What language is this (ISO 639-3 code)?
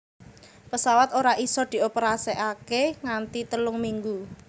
jav